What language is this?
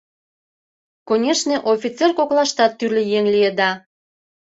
Mari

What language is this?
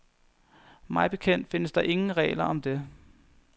Danish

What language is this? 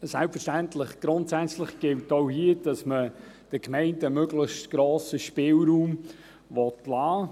Swiss German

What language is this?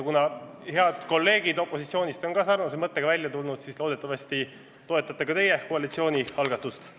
Estonian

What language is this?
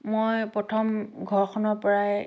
Assamese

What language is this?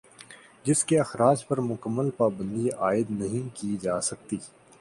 Urdu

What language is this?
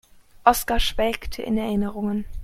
German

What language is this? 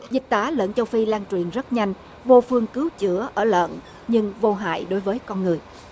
Vietnamese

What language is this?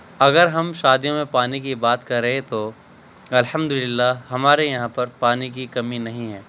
Urdu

